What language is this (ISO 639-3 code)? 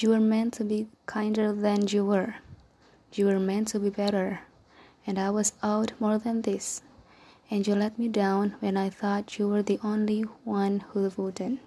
ind